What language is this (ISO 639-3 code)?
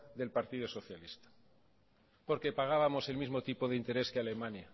spa